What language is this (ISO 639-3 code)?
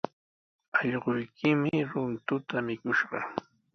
qws